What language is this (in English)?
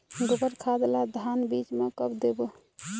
Chhattisgarhi